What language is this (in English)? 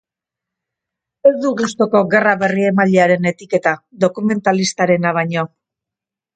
Basque